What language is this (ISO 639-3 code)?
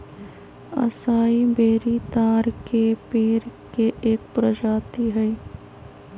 mag